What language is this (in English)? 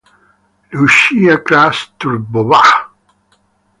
Italian